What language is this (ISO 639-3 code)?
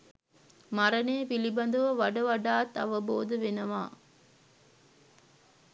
sin